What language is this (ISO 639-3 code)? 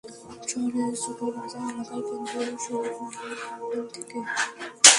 ben